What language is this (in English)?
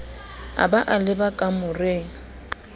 Southern Sotho